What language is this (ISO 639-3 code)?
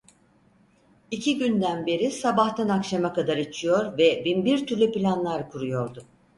tur